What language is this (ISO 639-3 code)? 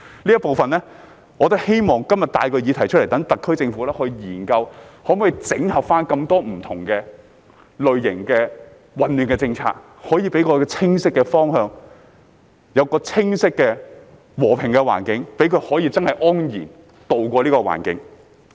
yue